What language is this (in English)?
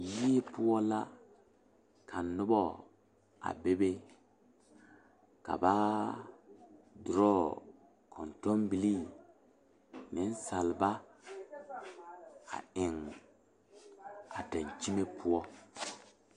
Southern Dagaare